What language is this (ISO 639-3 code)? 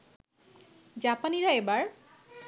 ben